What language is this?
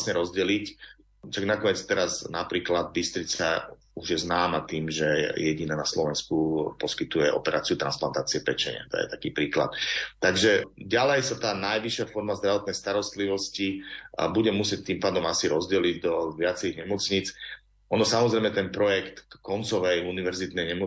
Slovak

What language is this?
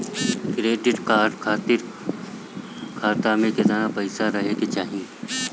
Bhojpuri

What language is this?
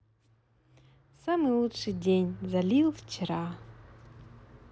Russian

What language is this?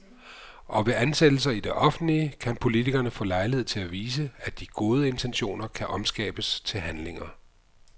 Danish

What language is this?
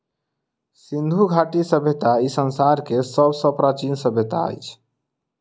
Maithili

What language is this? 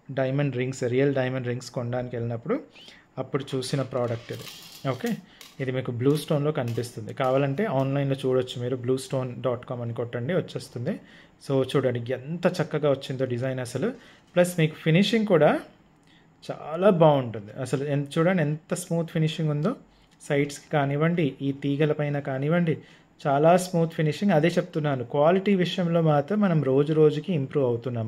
Telugu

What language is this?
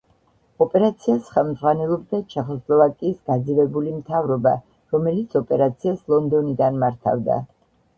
Georgian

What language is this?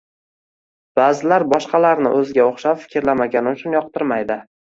Uzbek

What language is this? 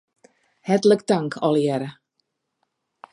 Western Frisian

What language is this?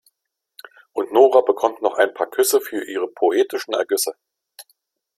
German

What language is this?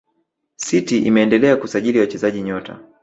Swahili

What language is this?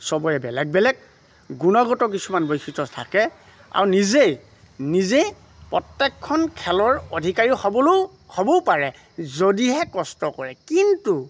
Assamese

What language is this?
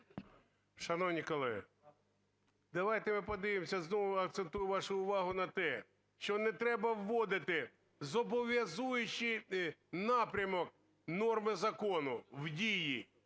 Ukrainian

